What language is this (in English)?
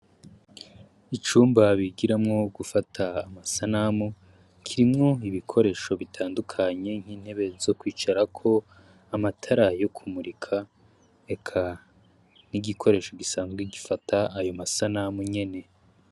Rundi